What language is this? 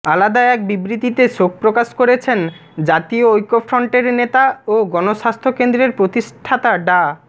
Bangla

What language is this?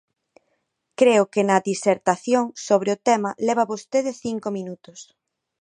Galician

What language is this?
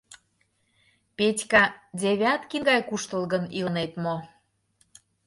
Mari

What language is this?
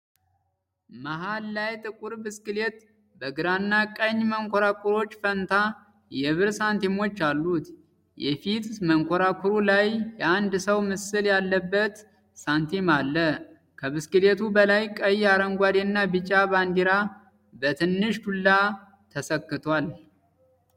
Amharic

